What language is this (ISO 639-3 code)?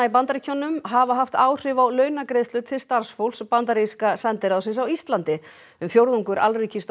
isl